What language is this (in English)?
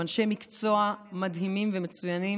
Hebrew